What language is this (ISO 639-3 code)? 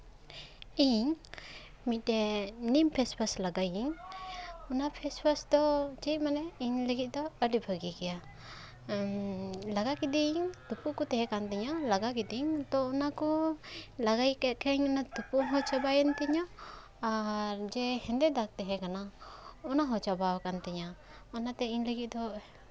sat